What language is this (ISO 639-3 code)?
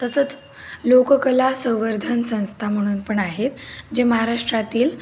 mar